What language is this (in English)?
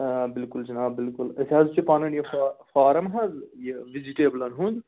Kashmiri